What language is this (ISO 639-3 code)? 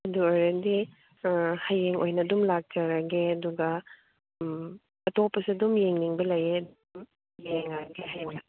mni